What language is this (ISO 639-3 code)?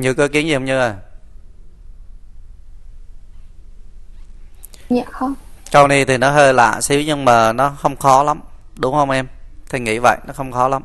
vie